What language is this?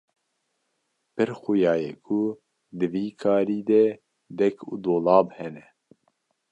Kurdish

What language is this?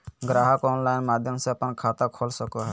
Magahi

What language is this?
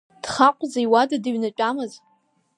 Abkhazian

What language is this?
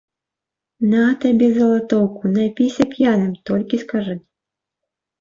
Belarusian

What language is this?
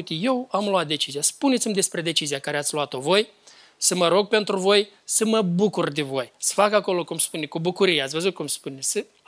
Romanian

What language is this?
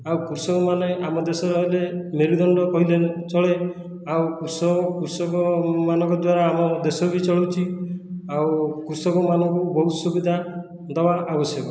Odia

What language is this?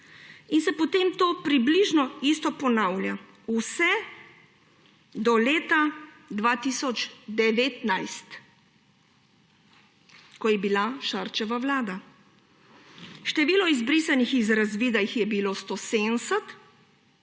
Slovenian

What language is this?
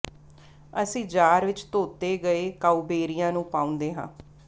Punjabi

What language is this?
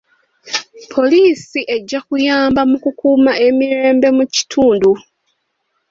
Ganda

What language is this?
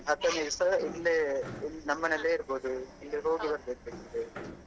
Kannada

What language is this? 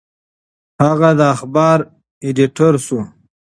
Pashto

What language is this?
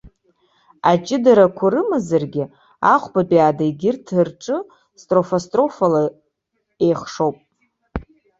Abkhazian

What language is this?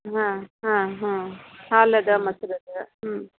Kannada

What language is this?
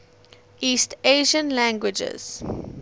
English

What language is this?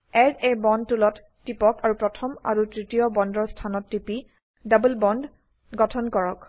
Assamese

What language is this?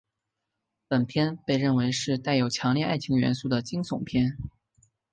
Chinese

